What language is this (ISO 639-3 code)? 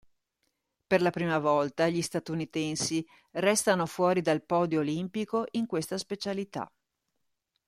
ita